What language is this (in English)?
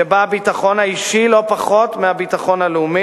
Hebrew